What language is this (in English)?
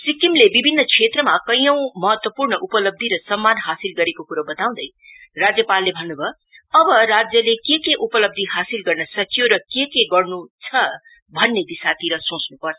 Nepali